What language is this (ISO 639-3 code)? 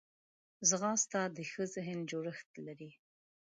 pus